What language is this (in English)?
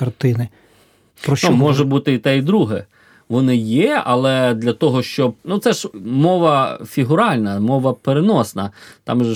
Ukrainian